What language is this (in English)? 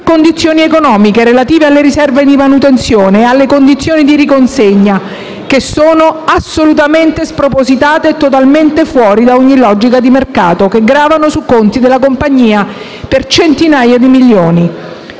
Italian